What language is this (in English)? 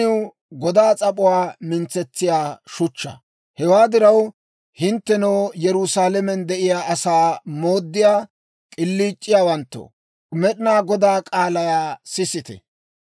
Dawro